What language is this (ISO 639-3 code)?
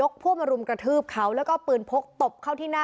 tha